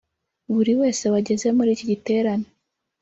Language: Kinyarwanda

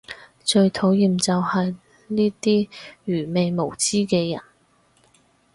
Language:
Cantonese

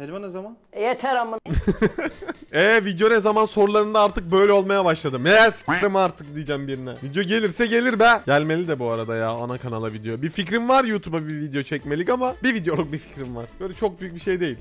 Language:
Turkish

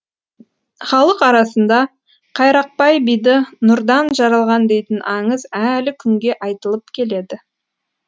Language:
Kazakh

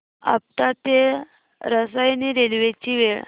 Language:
Marathi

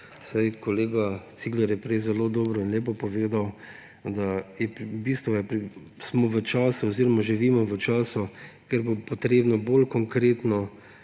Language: Slovenian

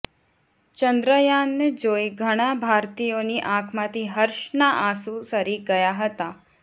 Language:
Gujarati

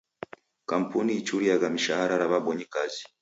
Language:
Taita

